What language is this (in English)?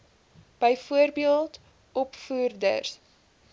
Afrikaans